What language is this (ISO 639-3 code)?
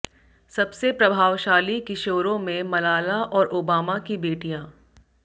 hin